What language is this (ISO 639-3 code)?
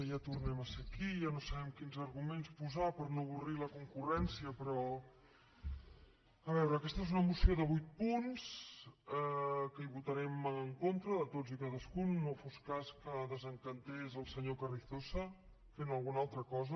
cat